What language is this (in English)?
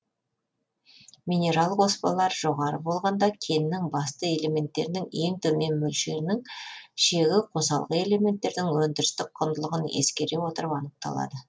Kazakh